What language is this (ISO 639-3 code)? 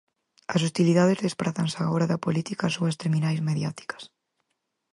glg